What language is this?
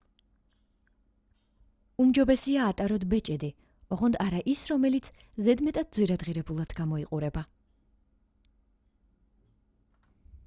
Georgian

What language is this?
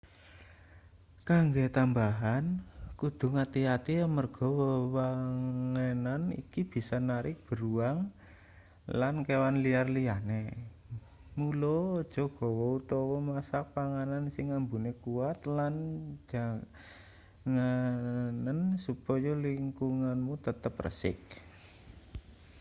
Javanese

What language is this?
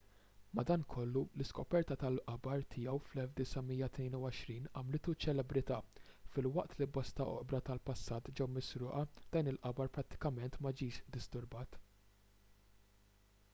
Maltese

